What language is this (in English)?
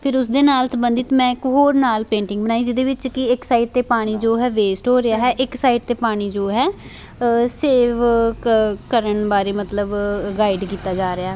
Punjabi